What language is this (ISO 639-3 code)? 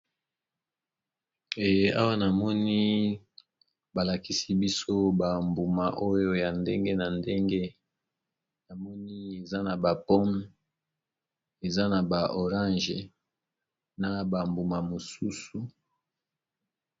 lin